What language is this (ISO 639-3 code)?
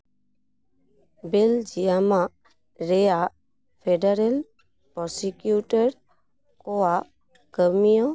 sat